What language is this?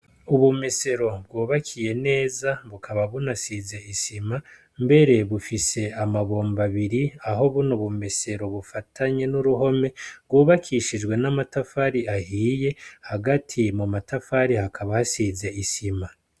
Rundi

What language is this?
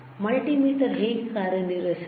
Kannada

